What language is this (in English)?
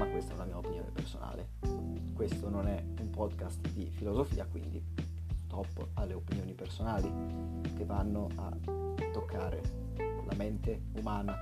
Italian